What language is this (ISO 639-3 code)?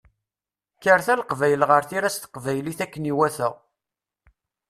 kab